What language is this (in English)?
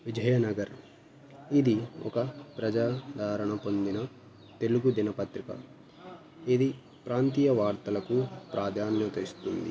Telugu